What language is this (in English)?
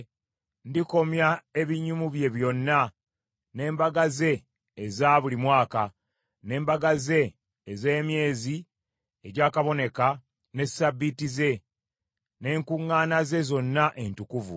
Ganda